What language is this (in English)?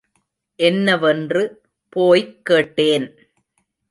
Tamil